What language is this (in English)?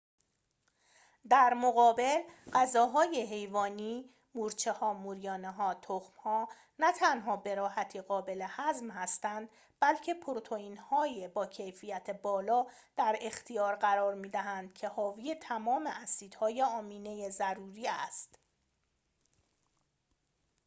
Persian